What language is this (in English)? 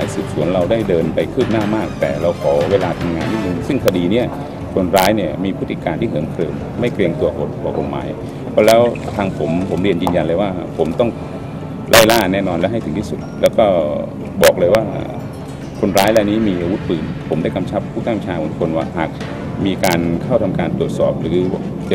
Thai